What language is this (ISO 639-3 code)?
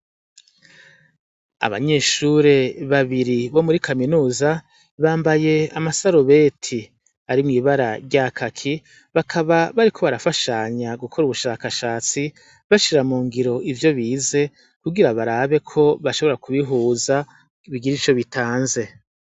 run